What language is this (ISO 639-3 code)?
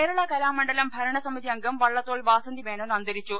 mal